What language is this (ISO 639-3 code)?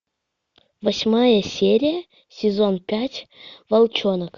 rus